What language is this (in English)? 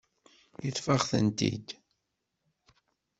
Kabyle